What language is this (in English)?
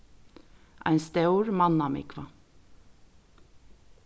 Faroese